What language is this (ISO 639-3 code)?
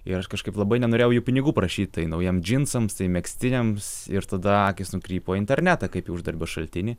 lit